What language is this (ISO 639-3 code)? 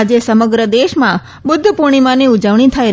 guj